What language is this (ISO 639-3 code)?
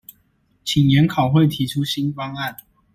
zho